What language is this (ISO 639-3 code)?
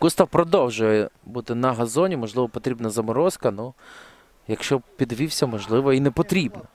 ukr